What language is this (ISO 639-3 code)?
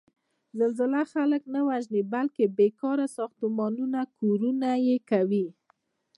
pus